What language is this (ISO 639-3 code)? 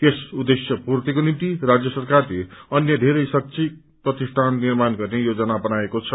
nep